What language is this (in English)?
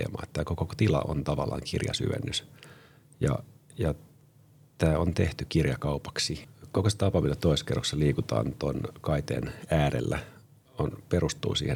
Finnish